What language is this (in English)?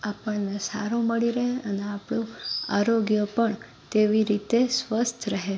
Gujarati